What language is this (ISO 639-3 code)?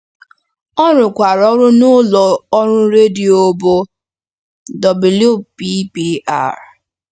ibo